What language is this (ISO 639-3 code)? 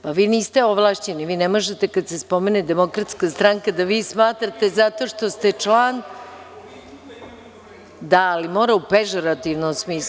srp